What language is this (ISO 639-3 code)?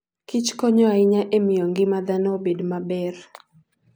luo